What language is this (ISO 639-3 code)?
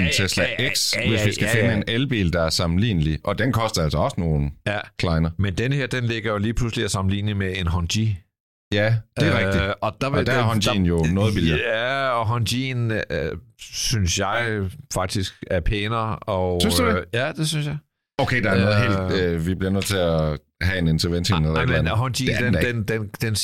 dan